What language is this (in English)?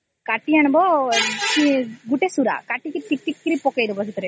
Odia